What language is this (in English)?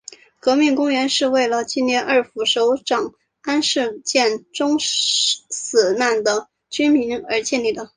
Chinese